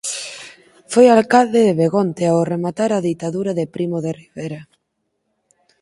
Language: Galician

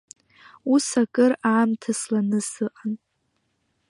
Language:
Abkhazian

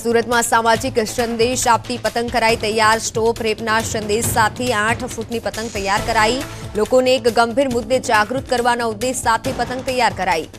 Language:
Hindi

